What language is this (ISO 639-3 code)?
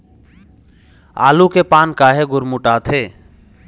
hne